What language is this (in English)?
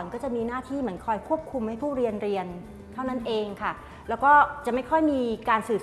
Thai